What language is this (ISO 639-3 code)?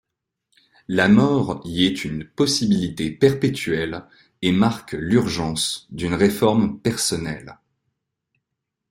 fra